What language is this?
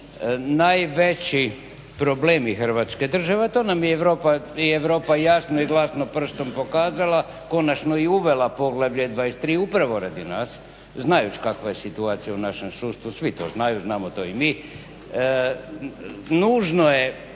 Croatian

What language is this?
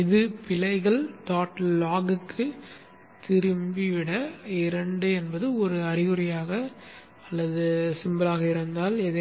Tamil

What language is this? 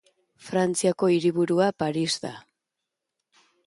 Basque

